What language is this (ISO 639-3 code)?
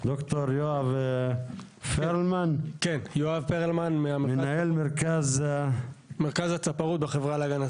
heb